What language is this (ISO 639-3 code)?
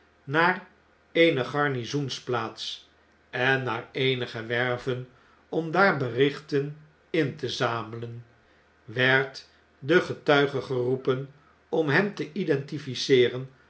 nld